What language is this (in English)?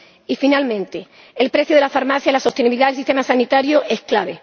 Spanish